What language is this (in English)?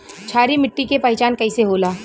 Bhojpuri